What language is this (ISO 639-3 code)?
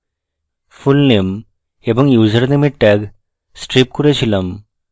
ben